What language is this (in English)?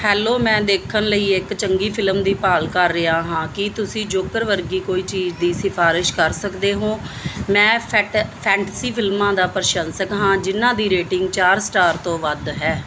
Punjabi